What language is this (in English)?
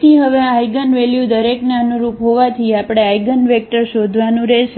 Gujarati